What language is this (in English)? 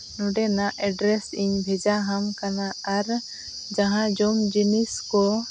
Santali